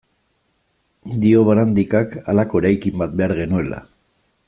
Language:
Basque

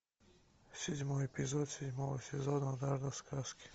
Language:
Russian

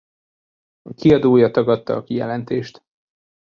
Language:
Hungarian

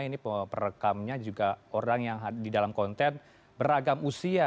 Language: Indonesian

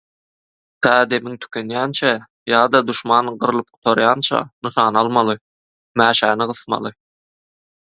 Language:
Turkmen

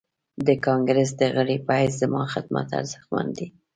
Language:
Pashto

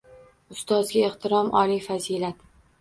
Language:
Uzbek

